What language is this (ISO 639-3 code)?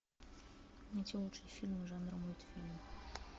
rus